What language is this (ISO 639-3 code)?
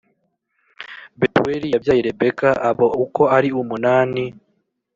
kin